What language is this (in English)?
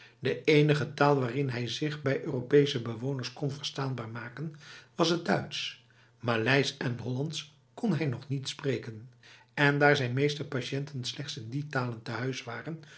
Dutch